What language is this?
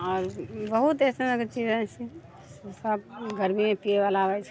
Maithili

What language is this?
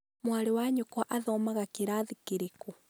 Kikuyu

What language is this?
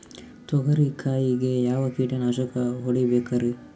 Kannada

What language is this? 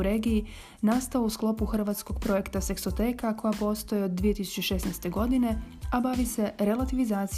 Croatian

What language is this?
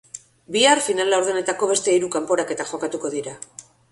Basque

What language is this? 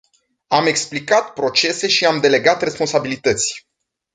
Romanian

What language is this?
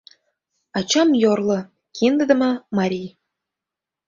Mari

